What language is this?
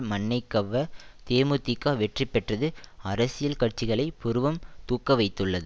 Tamil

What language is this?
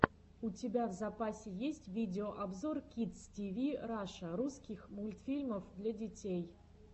Russian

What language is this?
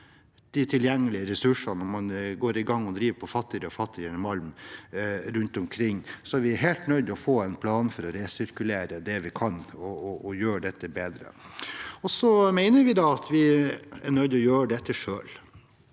Norwegian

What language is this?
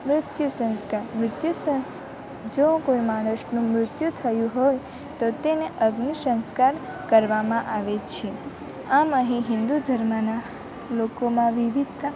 Gujarati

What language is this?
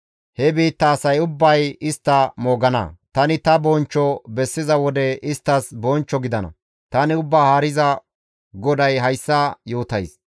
Gamo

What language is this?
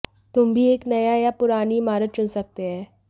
Hindi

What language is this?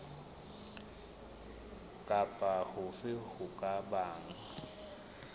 Southern Sotho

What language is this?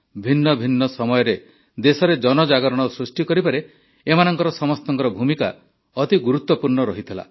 Odia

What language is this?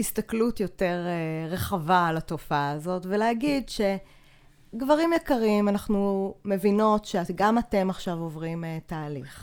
Hebrew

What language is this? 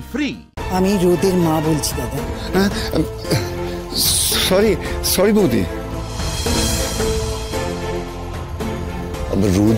Bangla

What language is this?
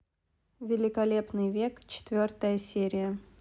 Russian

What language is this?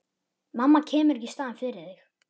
Icelandic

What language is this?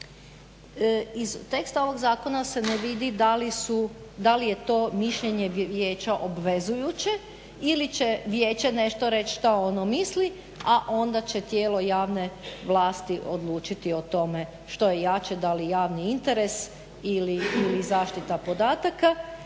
Croatian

